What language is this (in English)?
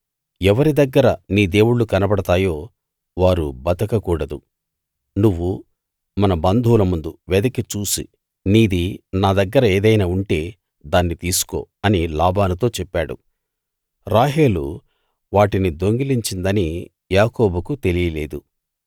Telugu